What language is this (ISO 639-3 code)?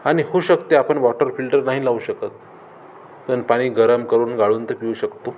mar